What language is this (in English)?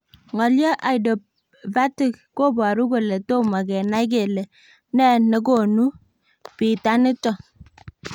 Kalenjin